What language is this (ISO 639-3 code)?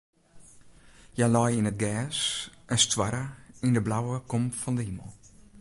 fry